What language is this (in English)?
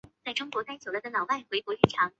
Chinese